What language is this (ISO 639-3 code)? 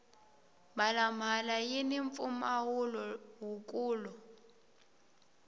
tso